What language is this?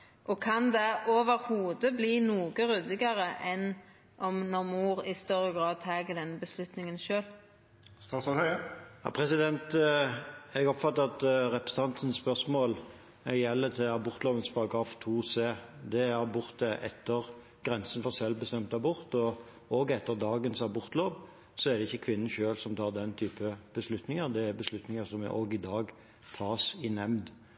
Norwegian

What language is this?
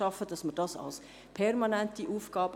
Swiss German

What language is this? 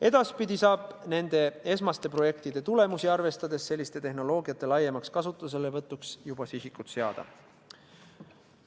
Estonian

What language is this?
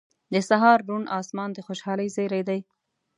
Pashto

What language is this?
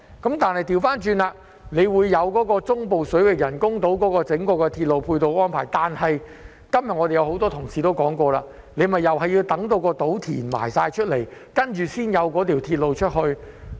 Cantonese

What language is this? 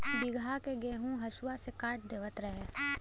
Bhojpuri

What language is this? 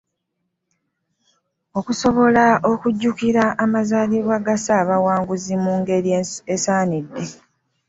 Ganda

